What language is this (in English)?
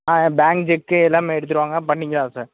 Tamil